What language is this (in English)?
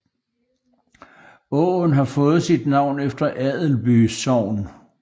Danish